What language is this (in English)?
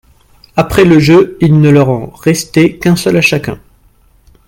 French